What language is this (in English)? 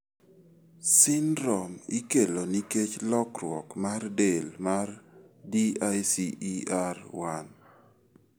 Luo (Kenya and Tanzania)